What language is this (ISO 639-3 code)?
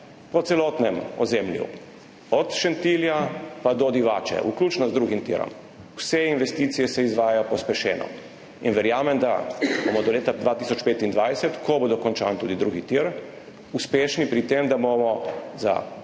slv